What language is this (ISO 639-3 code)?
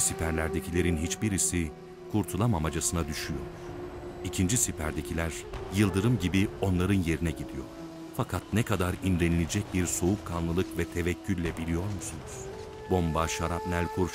tur